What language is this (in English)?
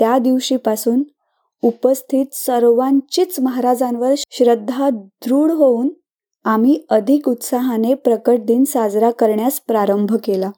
Marathi